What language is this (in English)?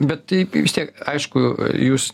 Lithuanian